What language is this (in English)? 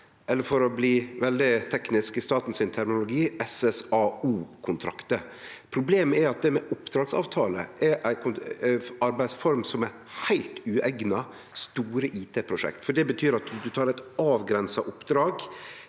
Norwegian